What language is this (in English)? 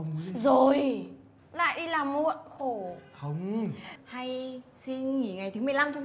Vietnamese